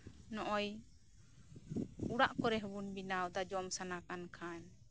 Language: Santali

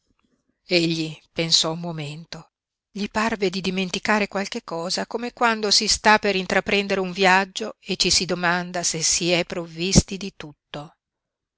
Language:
Italian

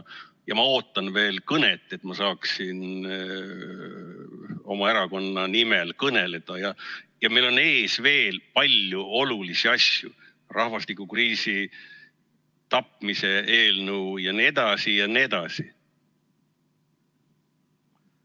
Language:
Estonian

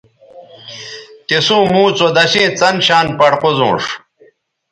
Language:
Bateri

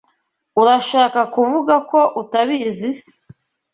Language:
Kinyarwanda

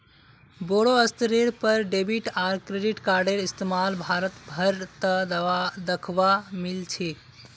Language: Magahi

